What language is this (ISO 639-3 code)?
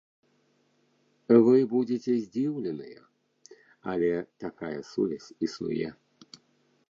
bel